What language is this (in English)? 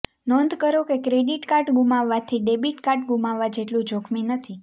Gujarati